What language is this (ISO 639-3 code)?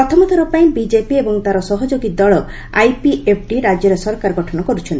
ori